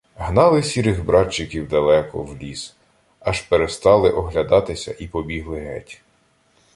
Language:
Ukrainian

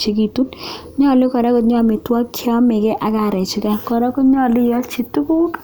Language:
Kalenjin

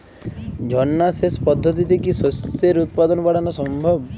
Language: Bangla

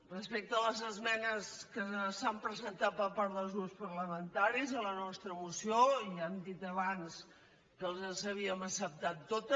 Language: Catalan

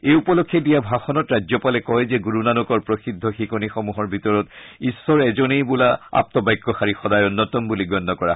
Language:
Assamese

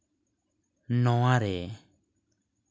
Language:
Santali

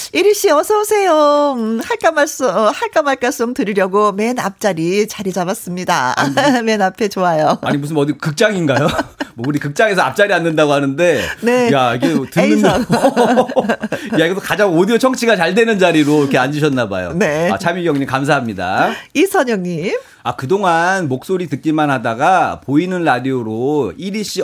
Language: Korean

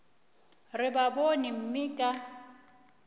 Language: Northern Sotho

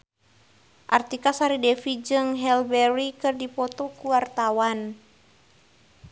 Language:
Sundanese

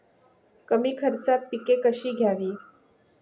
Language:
Marathi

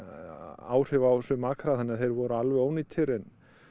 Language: Icelandic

